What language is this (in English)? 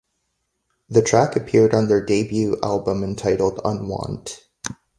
English